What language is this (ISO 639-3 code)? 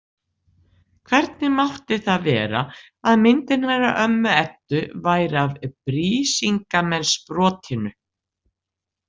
isl